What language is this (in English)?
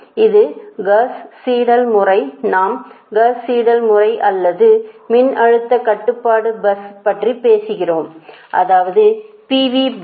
Tamil